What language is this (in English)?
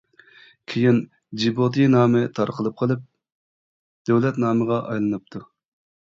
Uyghur